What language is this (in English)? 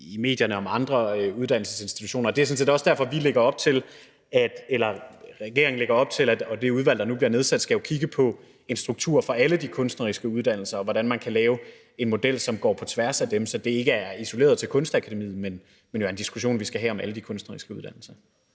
Danish